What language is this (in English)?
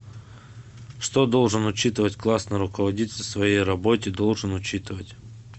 Russian